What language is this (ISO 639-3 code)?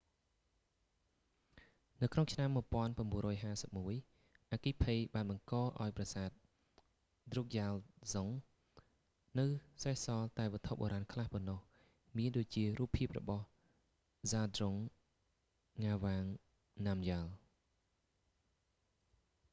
khm